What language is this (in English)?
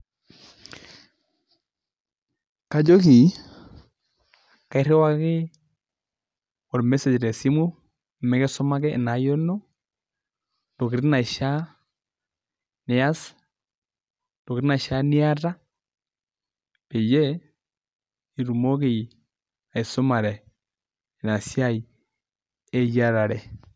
Masai